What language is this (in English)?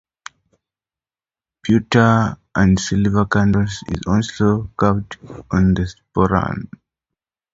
English